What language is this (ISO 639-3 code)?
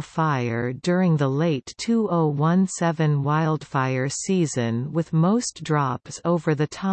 eng